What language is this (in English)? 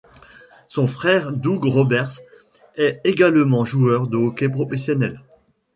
French